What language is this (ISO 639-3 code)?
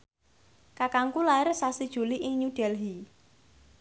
jav